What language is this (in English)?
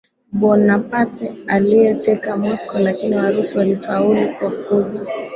Swahili